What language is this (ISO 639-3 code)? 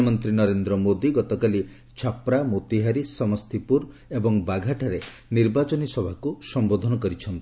ori